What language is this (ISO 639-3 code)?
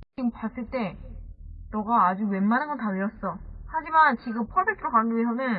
kor